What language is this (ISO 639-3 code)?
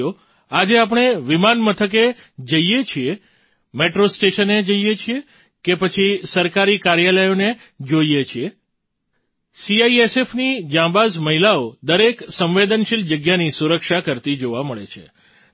guj